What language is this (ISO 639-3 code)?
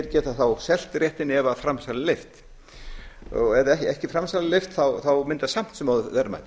isl